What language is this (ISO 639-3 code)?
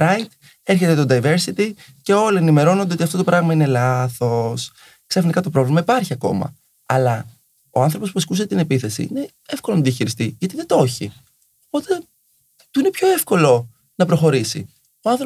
ell